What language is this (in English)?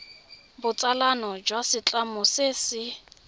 Tswana